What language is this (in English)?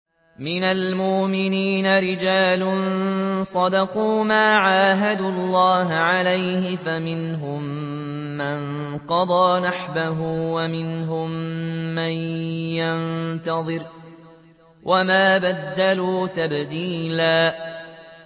Arabic